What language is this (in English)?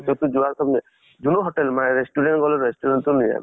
Assamese